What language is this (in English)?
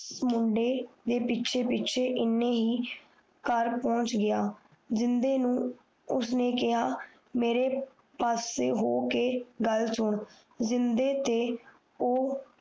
Punjabi